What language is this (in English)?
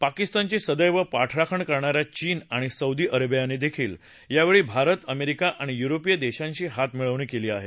Marathi